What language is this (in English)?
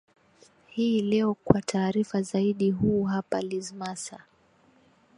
Swahili